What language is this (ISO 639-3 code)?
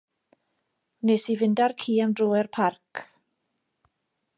cym